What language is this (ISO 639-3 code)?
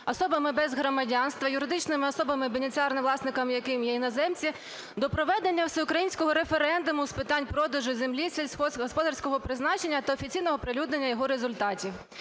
ukr